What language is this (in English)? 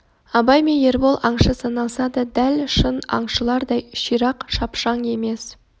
Kazakh